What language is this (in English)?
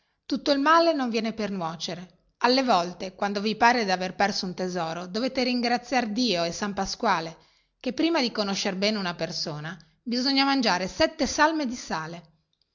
Italian